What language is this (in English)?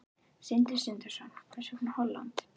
Icelandic